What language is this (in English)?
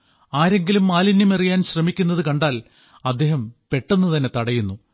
Malayalam